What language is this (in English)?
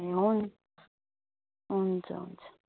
Nepali